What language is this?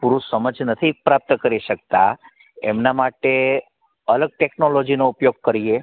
Gujarati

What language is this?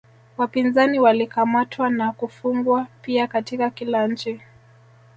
Swahili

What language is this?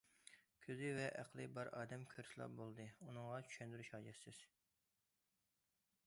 Uyghur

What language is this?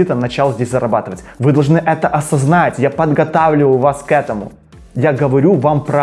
Russian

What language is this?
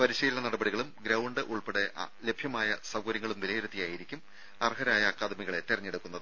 Malayalam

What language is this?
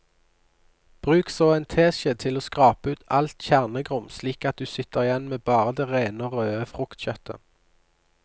Norwegian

